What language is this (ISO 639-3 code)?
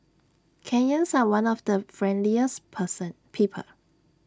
eng